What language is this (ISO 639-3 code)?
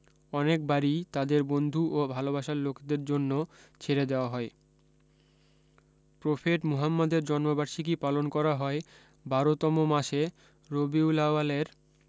ben